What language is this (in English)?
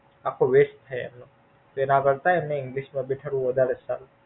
Gujarati